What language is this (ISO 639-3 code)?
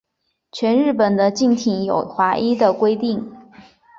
zho